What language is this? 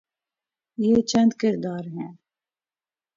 Urdu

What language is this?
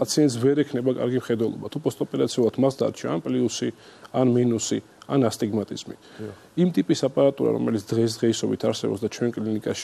Dutch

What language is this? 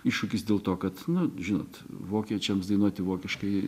Lithuanian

